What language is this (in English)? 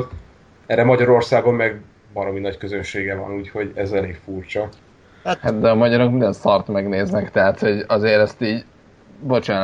Hungarian